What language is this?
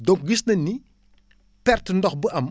Wolof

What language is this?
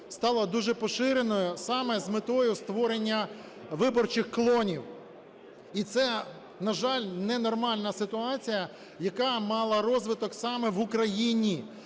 Ukrainian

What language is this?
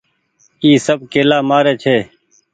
Goaria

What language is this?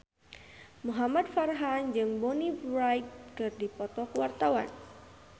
Sundanese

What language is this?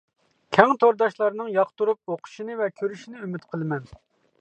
Uyghur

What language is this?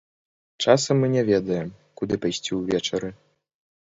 Belarusian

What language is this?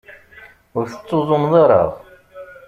Kabyle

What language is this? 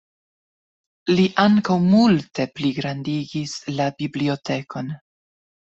Esperanto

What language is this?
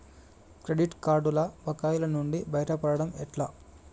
Telugu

